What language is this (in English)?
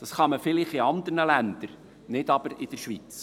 Swiss German